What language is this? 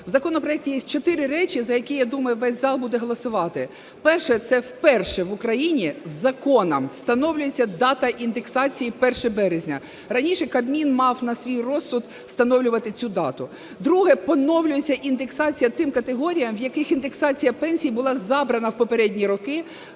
Ukrainian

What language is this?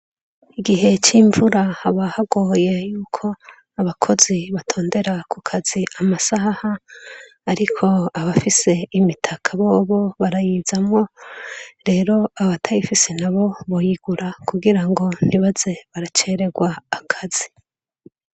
Rundi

